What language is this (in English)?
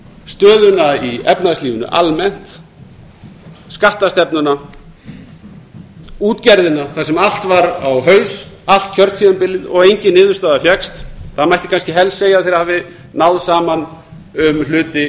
Icelandic